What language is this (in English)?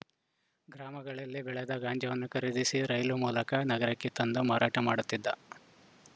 Kannada